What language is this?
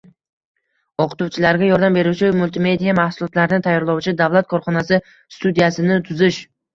Uzbek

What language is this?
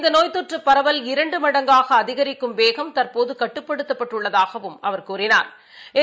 Tamil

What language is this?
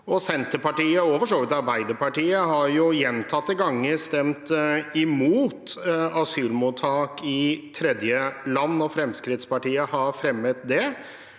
Norwegian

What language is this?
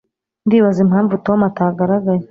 Kinyarwanda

